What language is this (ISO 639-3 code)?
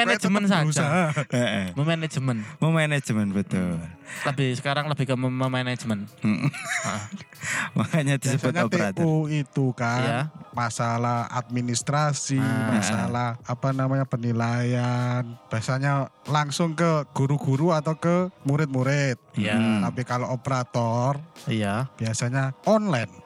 ind